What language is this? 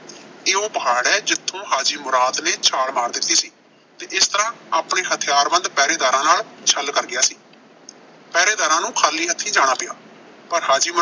Punjabi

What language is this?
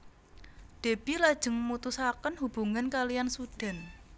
Javanese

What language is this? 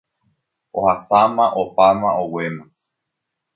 Guarani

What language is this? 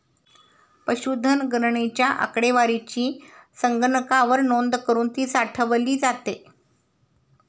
Marathi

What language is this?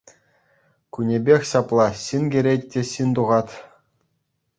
Chuvash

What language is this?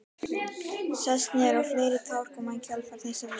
Icelandic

